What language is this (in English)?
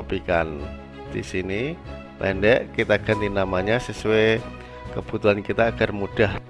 Indonesian